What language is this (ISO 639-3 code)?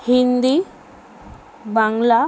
ben